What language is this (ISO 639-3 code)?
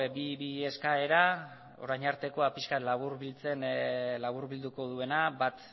eus